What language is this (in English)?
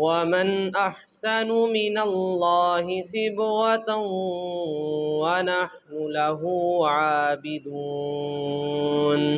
Arabic